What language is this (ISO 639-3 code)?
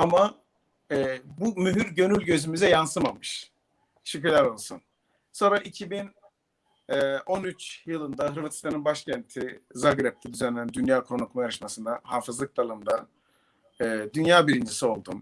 tur